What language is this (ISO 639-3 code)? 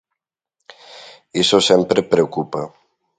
glg